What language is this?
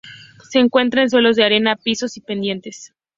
Spanish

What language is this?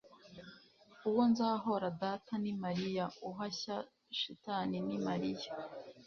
Kinyarwanda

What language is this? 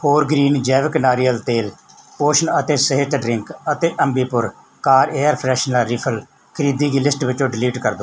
Punjabi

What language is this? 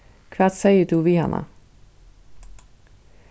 Faroese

